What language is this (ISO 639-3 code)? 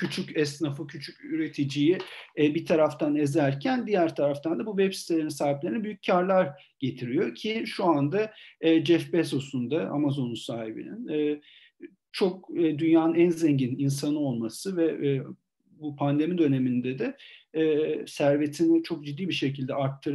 tur